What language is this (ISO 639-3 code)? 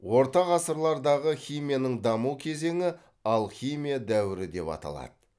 kaz